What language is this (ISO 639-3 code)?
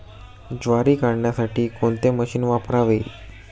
mar